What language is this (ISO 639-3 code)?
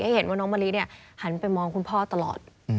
tha